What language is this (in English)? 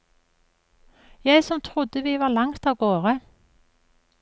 Norwegian